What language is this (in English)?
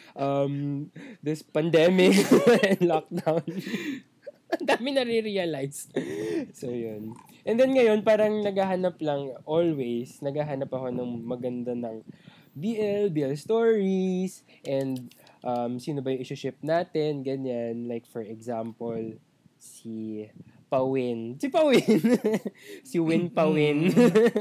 Filipino